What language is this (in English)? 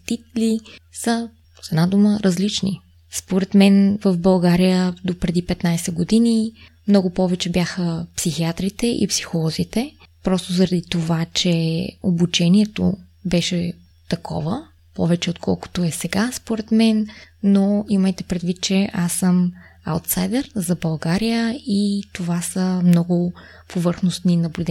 Bulgarian